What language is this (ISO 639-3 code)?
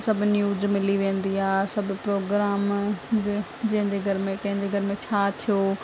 snd